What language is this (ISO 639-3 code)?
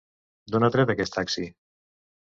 cat